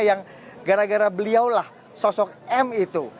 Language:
Indonesian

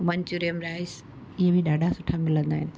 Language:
Sindhi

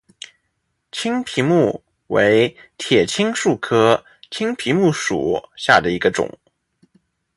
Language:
Chinese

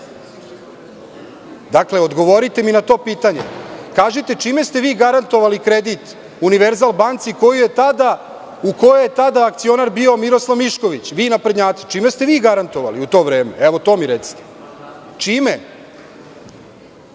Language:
Serbian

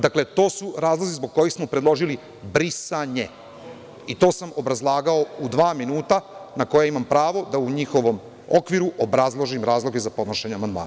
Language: Serbian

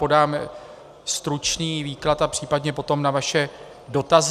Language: Czech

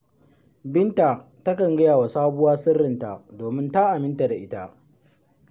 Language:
Hausa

